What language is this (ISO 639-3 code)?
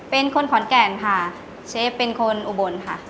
tha